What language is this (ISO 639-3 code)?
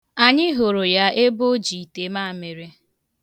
ibo